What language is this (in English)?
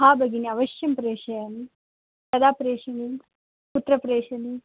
Sanskrit